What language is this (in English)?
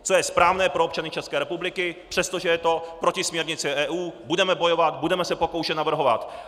Czech